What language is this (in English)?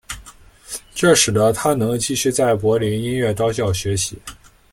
Chinese